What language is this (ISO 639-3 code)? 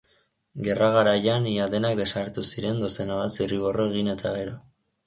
eus